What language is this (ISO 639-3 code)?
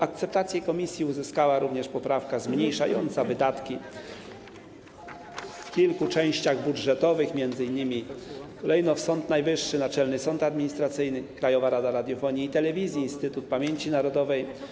pol